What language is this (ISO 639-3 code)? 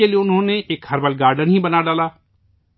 urd